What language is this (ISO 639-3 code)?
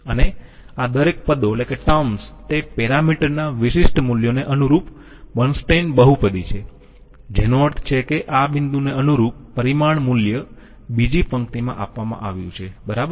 guj